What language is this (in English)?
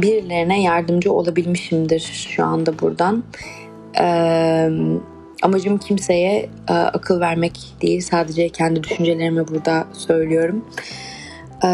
Turkish